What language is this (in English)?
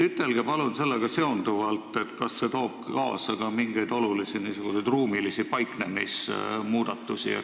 Estonian